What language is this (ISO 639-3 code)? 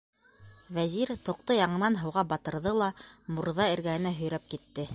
bak